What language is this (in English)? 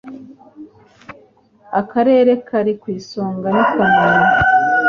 Kinyarwanda